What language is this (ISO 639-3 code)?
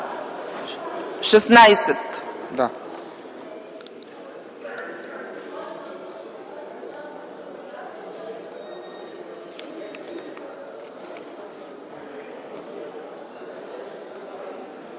bul